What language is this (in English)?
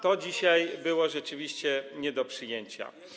Polish